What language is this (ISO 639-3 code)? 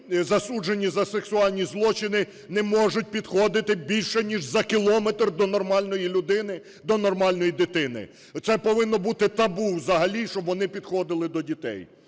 ukr